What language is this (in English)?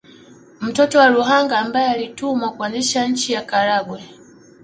Swahili